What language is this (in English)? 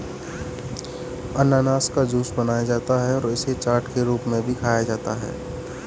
Hindi